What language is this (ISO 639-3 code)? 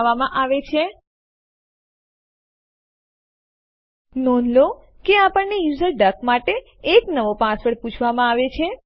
guj